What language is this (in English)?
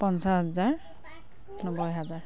Assamese